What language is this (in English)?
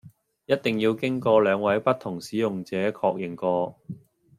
Cantonese